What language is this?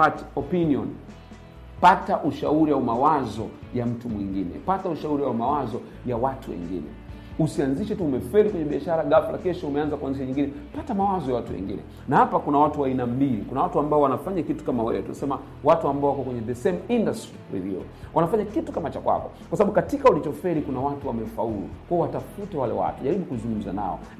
Swahili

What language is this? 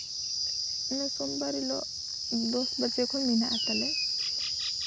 Santali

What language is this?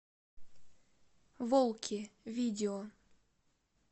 Russian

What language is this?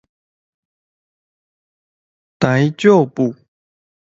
Min Nan Chinese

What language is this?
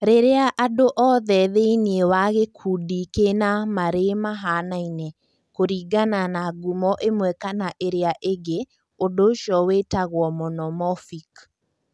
Kikuyu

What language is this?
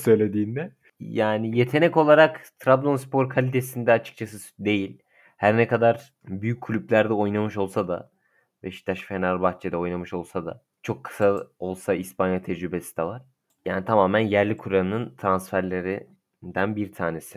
Turkish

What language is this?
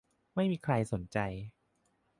Thai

